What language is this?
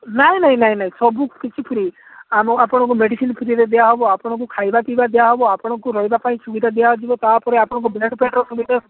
Odia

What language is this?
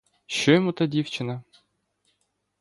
Ukrainian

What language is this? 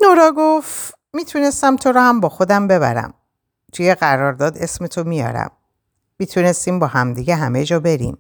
Persian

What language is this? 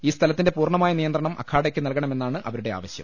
Malayalam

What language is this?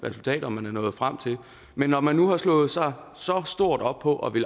Danish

